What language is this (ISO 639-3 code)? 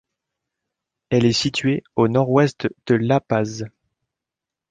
fra